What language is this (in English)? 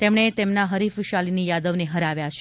Gujarati